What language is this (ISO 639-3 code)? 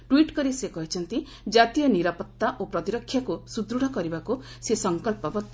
ori